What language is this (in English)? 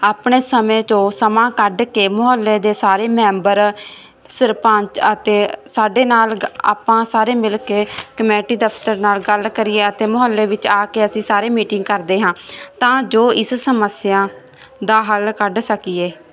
Punjabi